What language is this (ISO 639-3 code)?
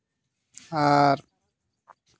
sat